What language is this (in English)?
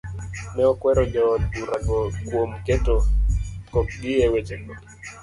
Luo (Kenya and Tanzania)